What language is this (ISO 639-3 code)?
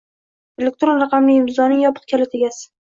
uzb